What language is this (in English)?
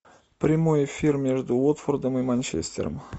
Russian